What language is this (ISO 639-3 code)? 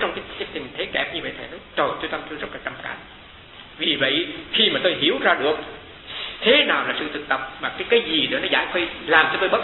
vie